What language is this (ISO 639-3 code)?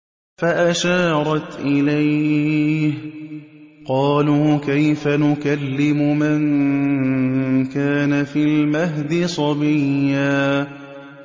ara